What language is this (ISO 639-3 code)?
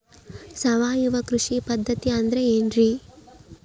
kan